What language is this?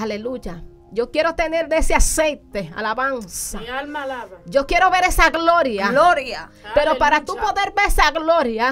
Spanish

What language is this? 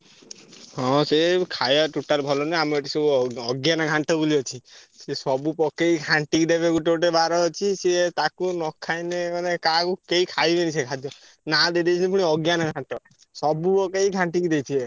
Odia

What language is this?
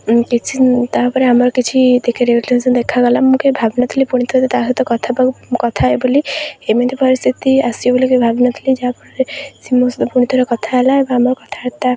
Odia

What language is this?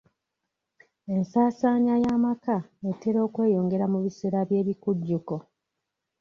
Ganda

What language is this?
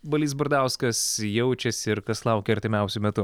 Lithuanian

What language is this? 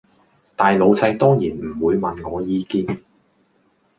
Cantonese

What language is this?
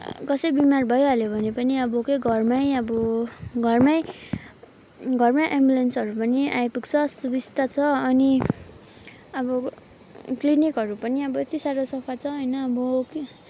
Nepali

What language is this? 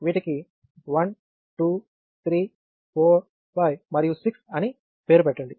Telugu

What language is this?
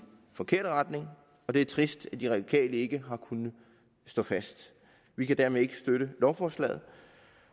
Danish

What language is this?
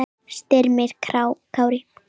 Icelandic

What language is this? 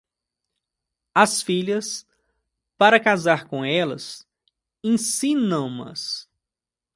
Portuguese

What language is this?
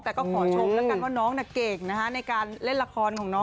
Thai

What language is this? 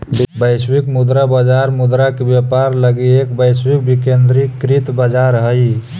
Magahi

